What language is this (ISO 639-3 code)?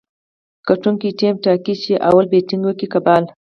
pus